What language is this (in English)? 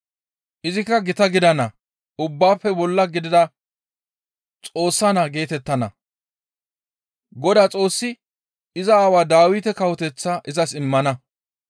Gamo